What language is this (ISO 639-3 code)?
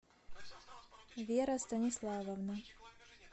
rus